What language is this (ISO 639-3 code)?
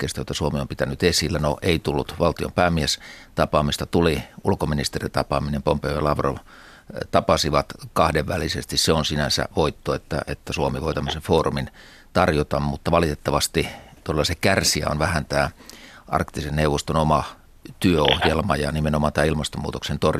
fin